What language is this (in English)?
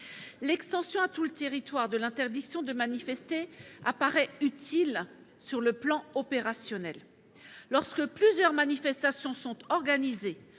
French